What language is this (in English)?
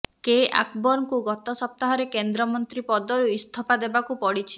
Odia